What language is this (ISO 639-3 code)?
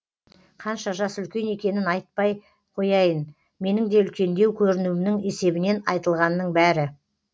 kaz